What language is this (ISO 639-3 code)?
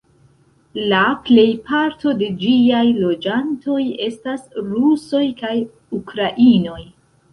epo